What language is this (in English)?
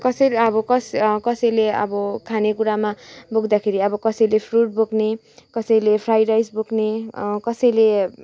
Nepali